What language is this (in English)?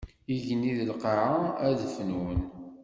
Kabyle